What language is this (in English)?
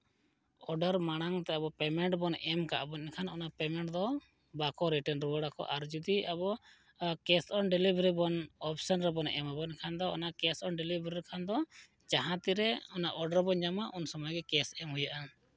Santali